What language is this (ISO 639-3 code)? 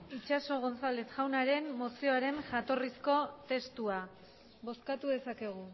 eus